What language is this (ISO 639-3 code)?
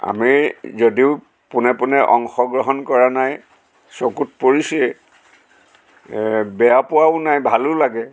asm